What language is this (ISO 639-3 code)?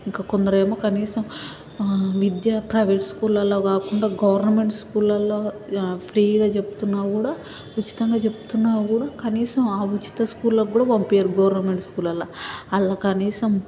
tel